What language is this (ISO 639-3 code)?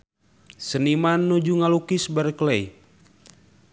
sun